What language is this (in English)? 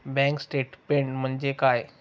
Marathi